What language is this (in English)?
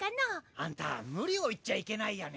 Japanese